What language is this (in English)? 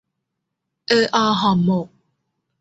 Thai